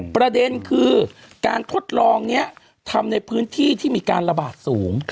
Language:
Thai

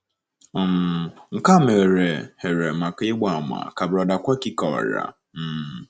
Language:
Igbo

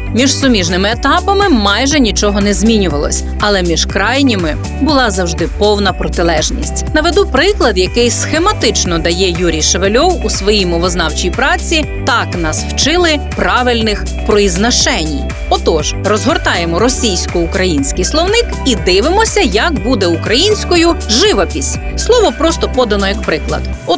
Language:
Ukrainian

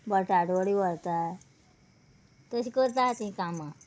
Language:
Konkani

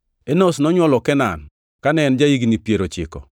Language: Luo (Kenya and Tanzania)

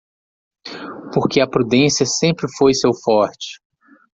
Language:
Portuguese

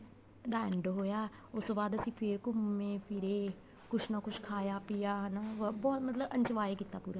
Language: Punjabi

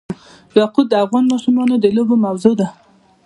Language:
Pashto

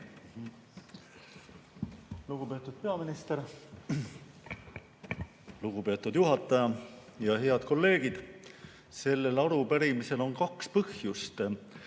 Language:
Estonian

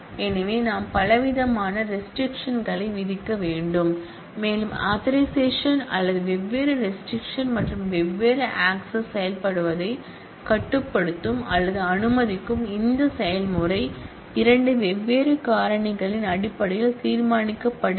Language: Tamil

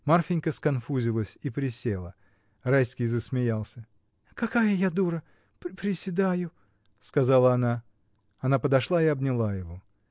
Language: Russian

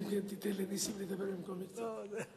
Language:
Hebrew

